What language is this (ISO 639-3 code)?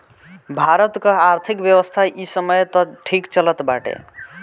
bho